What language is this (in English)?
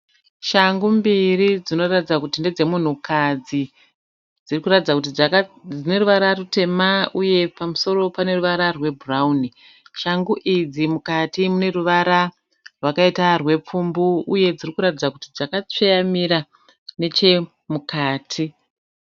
Shona